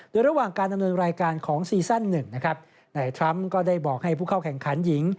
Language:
Thai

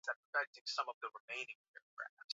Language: Swahili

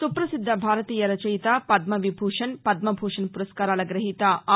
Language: Telugu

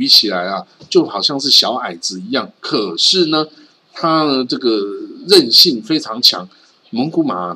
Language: Chinese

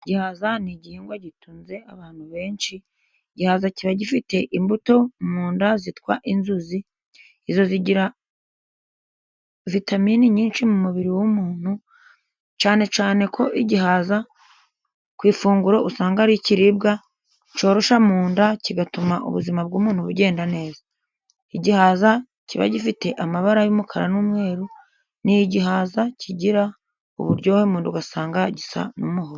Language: Kinyarwanda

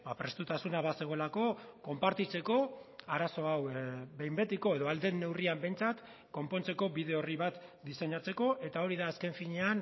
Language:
Basque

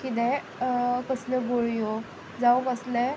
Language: Konkani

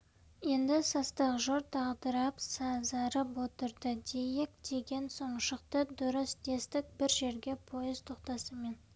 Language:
Kazakh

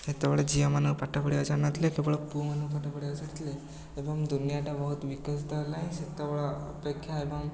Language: Odia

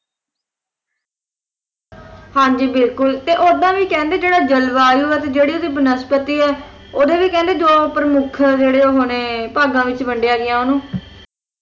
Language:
Punjabi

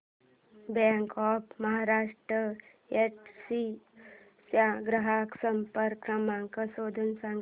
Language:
Marathi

